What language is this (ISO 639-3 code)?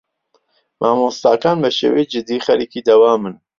ckb